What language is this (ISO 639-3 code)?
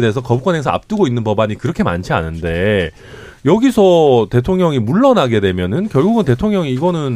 kor